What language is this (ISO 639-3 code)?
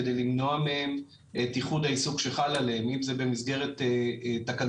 heb